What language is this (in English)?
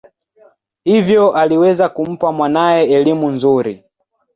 Swahili